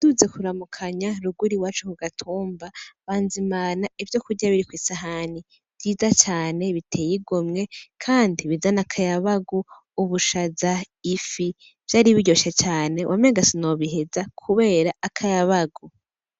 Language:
Rundi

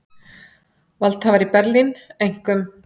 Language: Icelandic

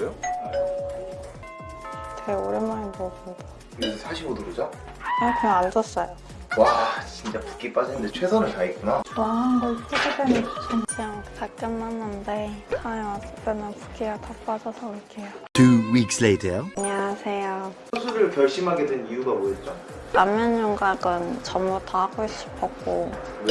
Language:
Korean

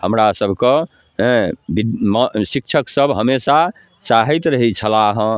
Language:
Maithili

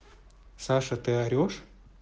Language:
Russian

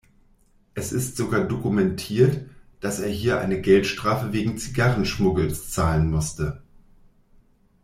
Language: German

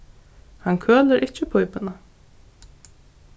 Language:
Faroese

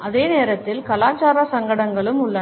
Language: Tamil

